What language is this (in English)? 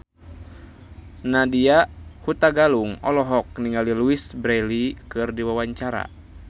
Sundanese